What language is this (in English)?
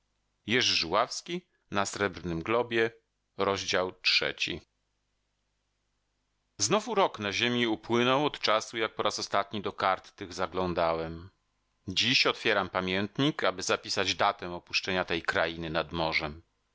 Polish